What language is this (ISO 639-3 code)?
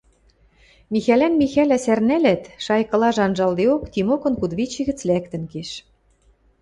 mrj